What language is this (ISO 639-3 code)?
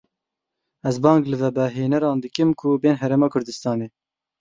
kur